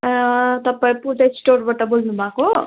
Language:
Nepali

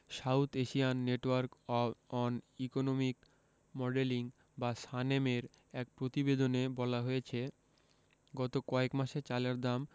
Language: Bangla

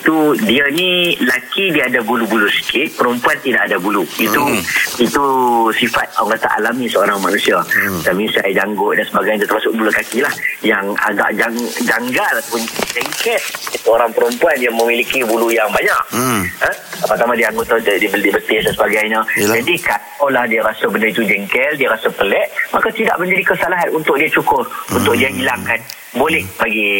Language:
Malay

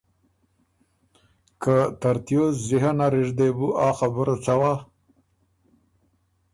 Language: Ormuri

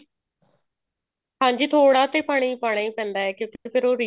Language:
Punjabi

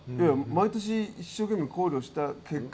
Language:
Japanese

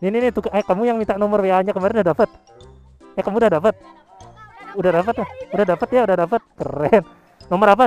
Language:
Indonesian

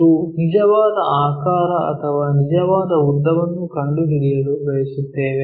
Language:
Kannada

